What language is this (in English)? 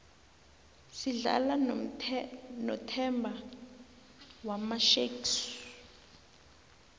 South Ndebele